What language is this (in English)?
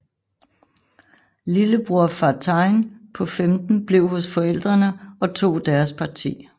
Danish